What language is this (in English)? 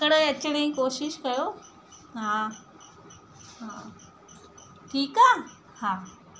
Sindhi